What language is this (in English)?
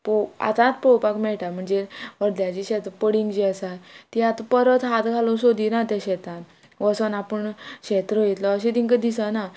Konkani